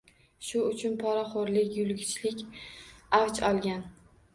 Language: Uzbek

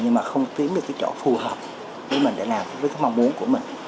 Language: Vietnamese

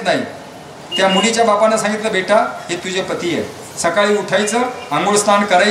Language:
Arabic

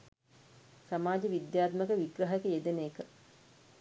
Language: Sinhala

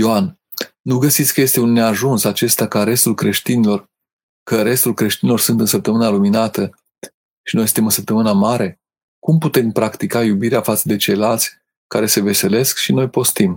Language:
Romanian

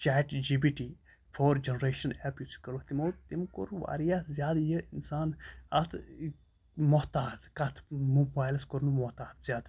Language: Kashmiri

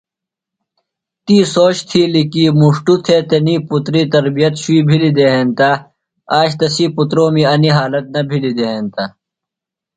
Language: Phalura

